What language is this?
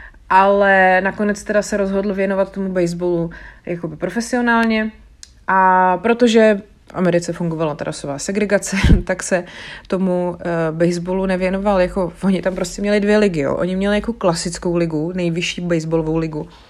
Czech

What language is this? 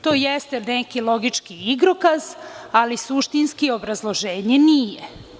Serbian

